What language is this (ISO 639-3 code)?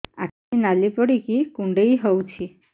ori